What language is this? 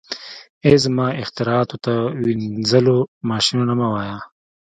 Pashto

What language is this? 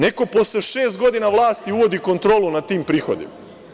Serbian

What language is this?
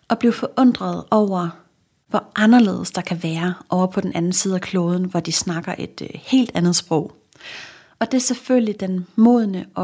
Danish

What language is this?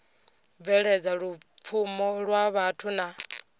Venda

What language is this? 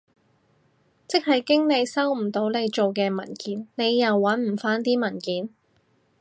Cantonese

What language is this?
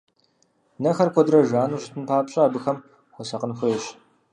Kabardian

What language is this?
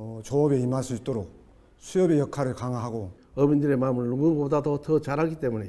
Korean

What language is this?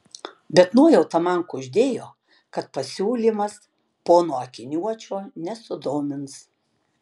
Lithuanian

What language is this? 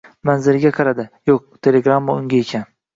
Uzbek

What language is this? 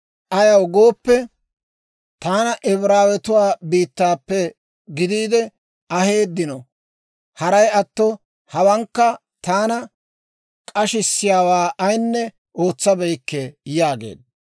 Dawro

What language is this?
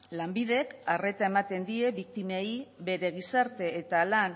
Basque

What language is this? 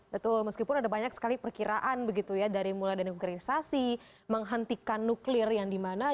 Indonesian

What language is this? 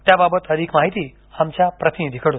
Marathi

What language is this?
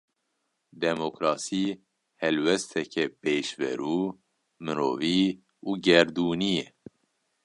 Kurdish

